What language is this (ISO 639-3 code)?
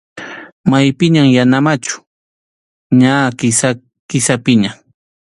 qxu